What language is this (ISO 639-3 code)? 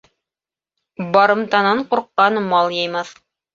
bak